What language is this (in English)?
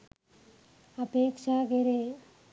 Sinhala